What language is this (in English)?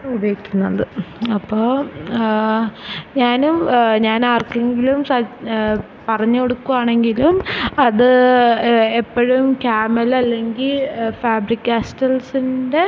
Malayalam